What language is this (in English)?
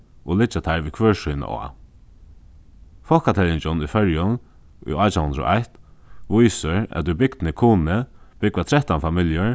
Faroese